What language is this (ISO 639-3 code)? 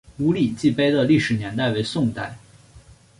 zho